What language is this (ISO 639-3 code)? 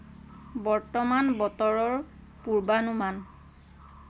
asm